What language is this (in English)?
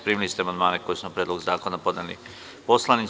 Serbian